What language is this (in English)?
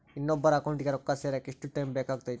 Kannada